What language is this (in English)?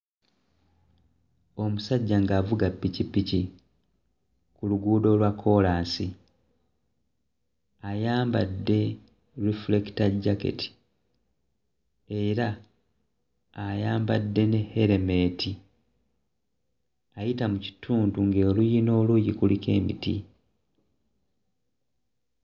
Ganda